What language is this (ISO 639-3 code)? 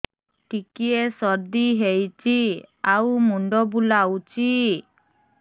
ori